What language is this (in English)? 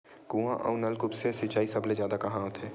Chhattisgarhi